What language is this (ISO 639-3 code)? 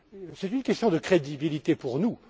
fra